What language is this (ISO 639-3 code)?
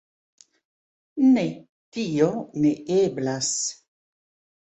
epo